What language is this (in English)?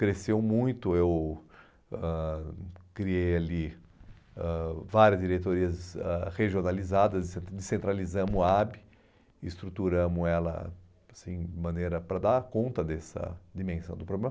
Portuguese